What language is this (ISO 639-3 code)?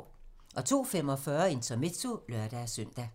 dan